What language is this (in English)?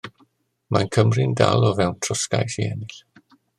Welsh